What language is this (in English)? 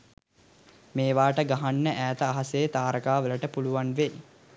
Sinhala